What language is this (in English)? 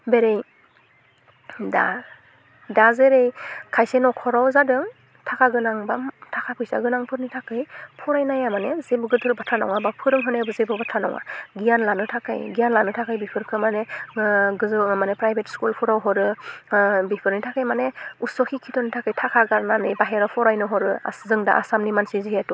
Bodo